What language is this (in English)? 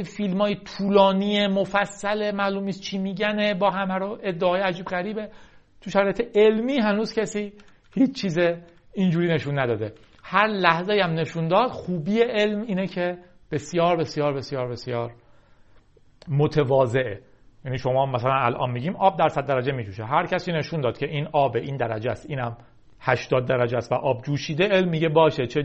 Persian